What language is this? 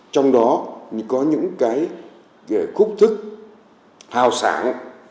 Vietnamese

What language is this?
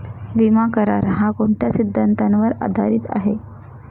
Marathi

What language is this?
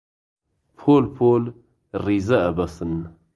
Central Kurdish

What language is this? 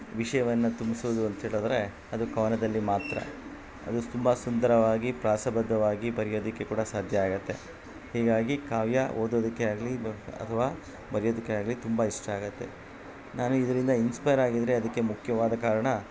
Kannada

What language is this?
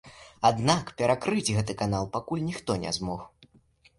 Belarusian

